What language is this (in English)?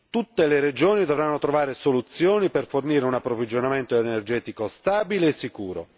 Italian